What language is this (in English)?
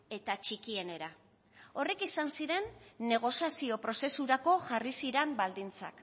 Basque